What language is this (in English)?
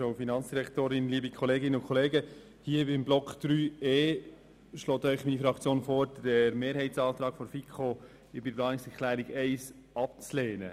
Swiss German